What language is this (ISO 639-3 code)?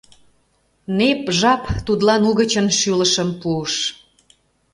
chm